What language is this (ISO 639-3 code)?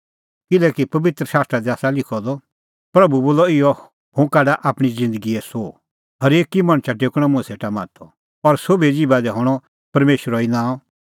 kfx